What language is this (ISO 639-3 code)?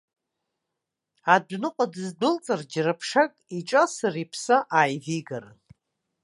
abk